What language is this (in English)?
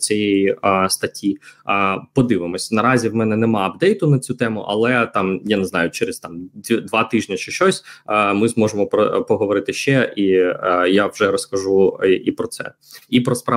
Ukrainian